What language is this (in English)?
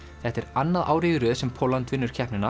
Icelandic